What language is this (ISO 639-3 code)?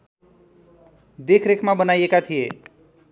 nep